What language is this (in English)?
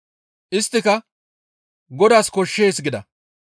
Gamo